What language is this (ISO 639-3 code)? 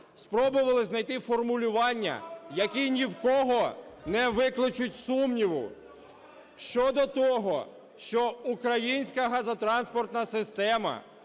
ukr